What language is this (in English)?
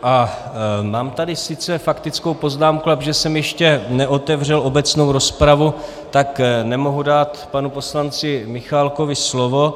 Czech